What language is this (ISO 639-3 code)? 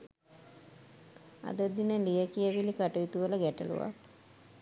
sin